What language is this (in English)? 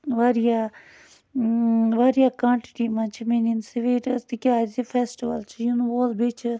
Kashmiri